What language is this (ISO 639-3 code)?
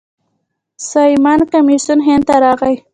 pus